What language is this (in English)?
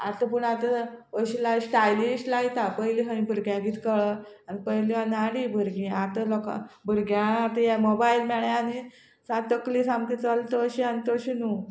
Konkani